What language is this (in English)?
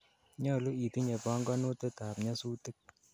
Kalenjin